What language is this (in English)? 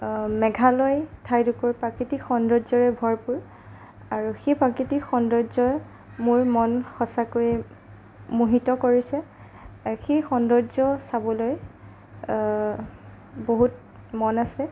Assamese